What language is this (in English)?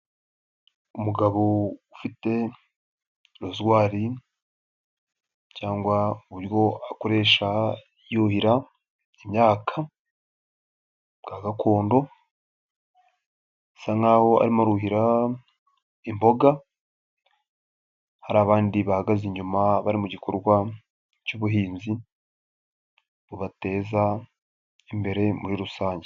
Kinyarwanda